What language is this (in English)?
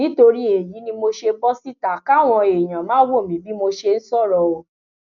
Yoruba